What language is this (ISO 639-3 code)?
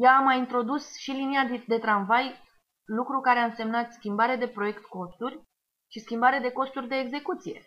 ron